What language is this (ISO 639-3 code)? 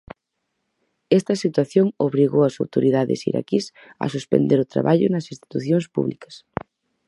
glg